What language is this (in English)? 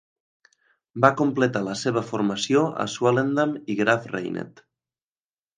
Catalan